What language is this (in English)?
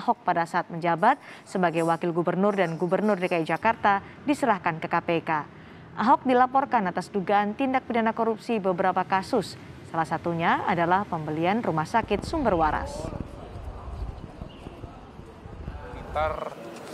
Indonesian